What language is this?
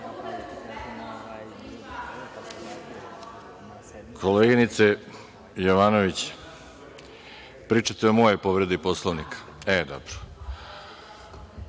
Serbian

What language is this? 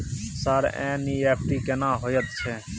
Maithili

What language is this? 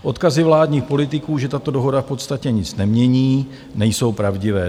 Czech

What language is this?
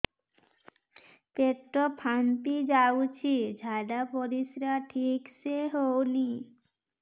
Odia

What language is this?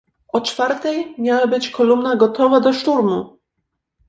Polish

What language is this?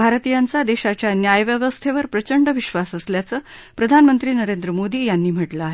Marathi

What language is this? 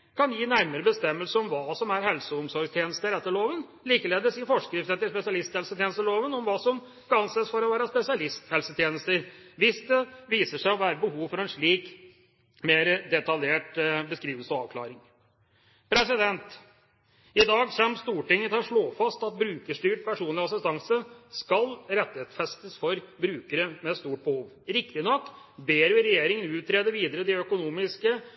Norwegian Bokmål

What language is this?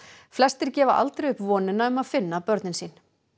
Icelandic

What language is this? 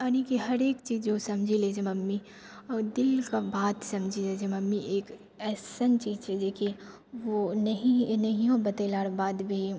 Maithili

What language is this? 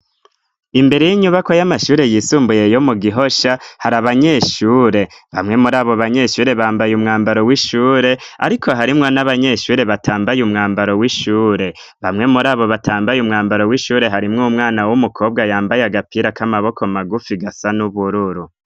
Rundi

